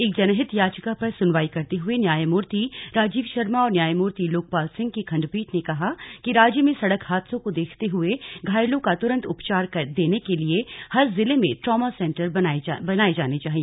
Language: Hindi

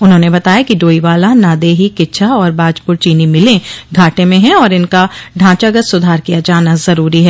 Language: Hindi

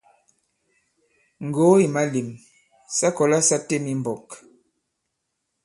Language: Bankon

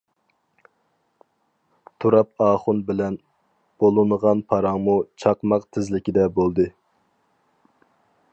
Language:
Uyghur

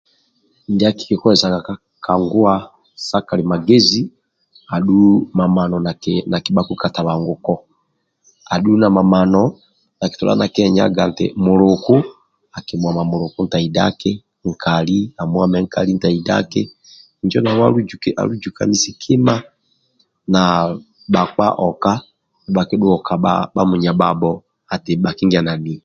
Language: Amba (Uganda)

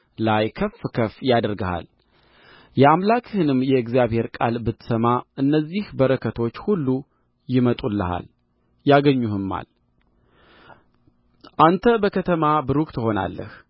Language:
Amharic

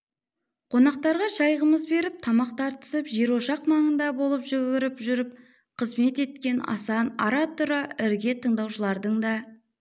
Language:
Kazakh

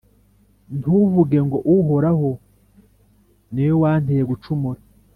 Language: Kinyarwanda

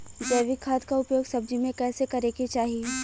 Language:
Bhojpuri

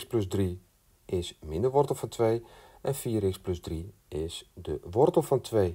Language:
Dutch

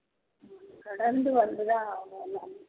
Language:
Tamil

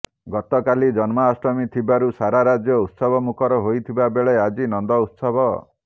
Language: Odia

